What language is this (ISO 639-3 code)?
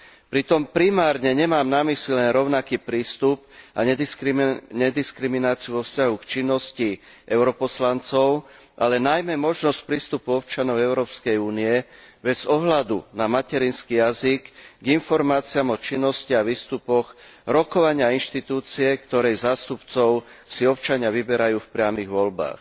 slk